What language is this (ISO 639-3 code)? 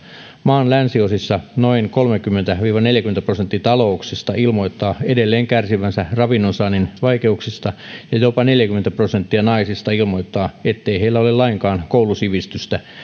fin